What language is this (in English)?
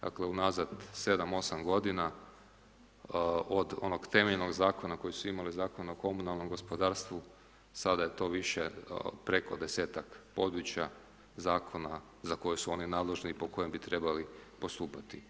Croatian